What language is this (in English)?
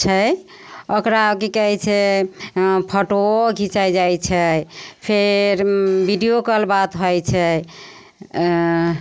Maithili